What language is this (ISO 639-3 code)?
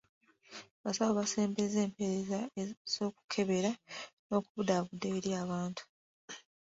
lug